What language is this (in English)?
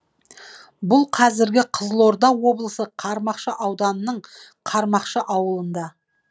Kazakh